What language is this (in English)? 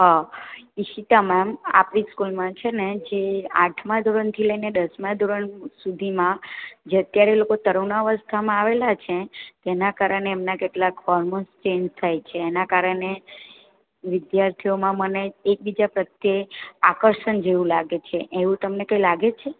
Gujarati